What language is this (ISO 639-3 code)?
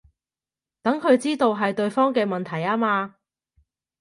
yue